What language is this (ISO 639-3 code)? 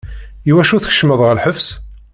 kab